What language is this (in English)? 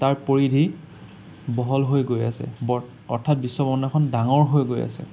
Assamese